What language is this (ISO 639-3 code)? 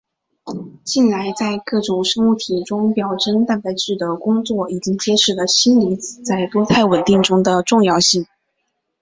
zho